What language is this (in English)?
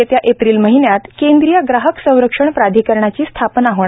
Marathi